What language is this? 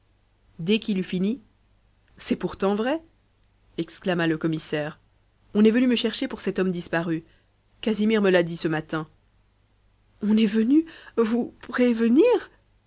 French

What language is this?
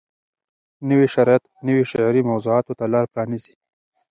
Pashto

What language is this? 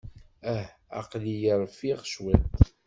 Kabyle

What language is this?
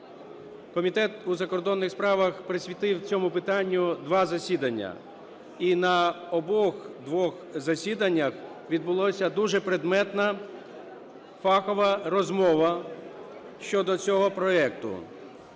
Ukrainian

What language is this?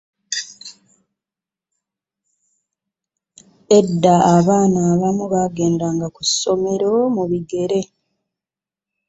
Ganda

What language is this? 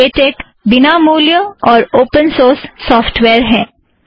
Hindi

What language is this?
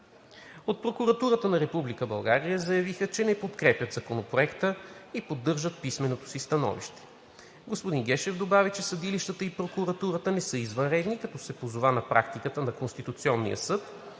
Bulgarian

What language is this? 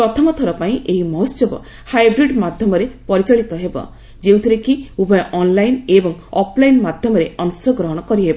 Odia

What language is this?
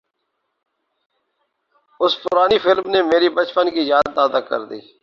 Urdu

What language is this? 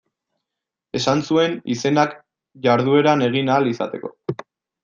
Basque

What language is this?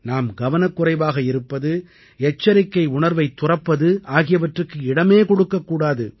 Tamil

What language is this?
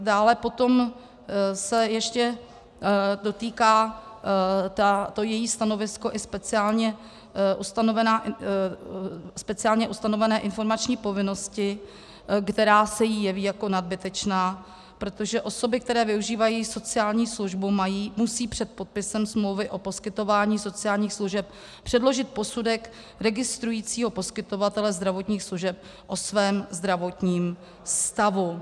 Czech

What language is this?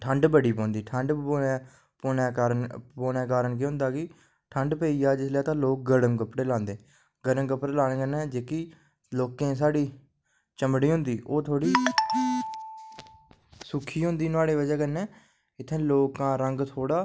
Dogri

